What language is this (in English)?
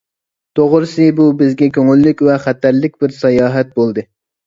Uyghur